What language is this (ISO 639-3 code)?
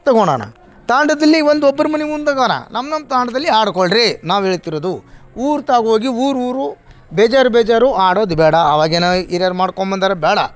kan